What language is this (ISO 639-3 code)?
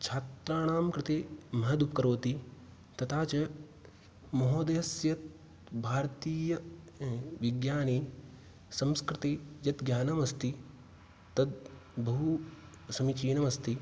san